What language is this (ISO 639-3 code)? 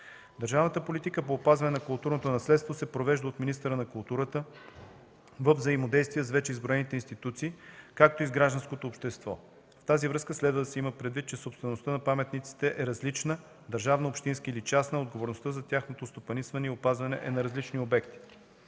bul